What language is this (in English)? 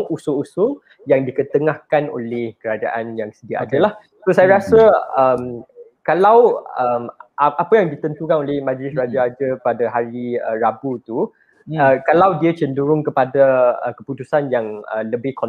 Malay